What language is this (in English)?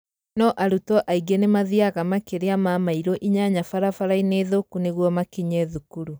Kikuyu